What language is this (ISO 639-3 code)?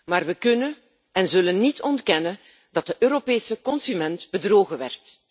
nld